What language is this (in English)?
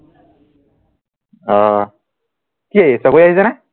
Assamese